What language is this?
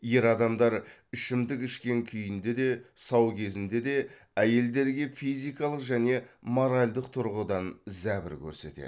Kazakh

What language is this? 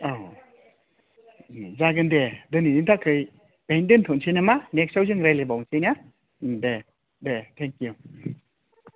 Bodo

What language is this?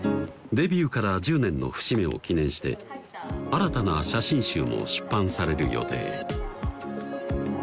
Japanese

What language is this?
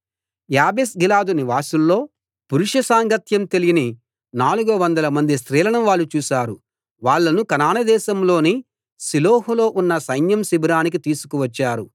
Telugu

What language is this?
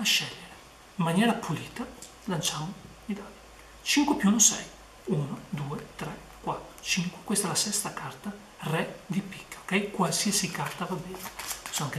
Italian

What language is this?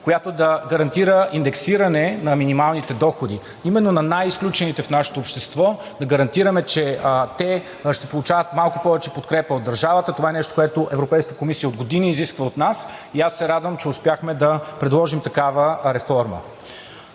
Bulgarian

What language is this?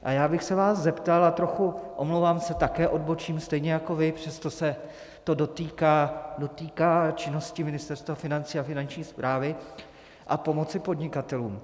Czech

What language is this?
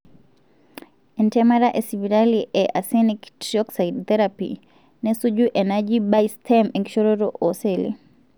Masai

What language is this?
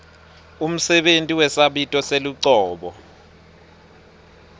Swati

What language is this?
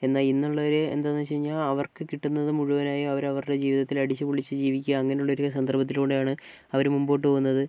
Malayalam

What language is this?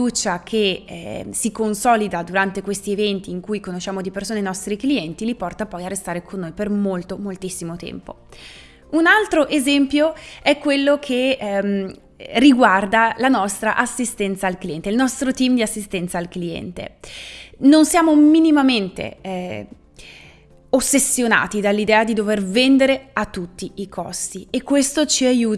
Italian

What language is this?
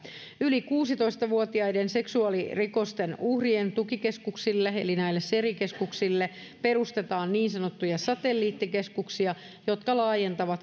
Finnish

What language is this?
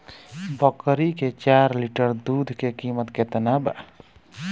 Bhojpuri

